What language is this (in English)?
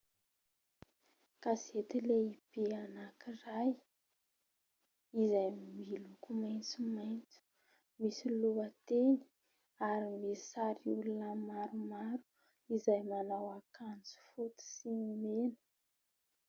Malagasy